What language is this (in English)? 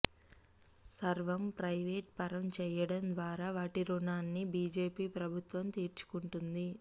Telugu